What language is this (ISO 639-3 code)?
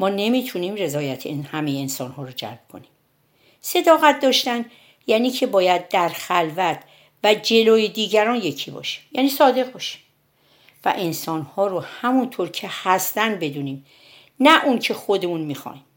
fas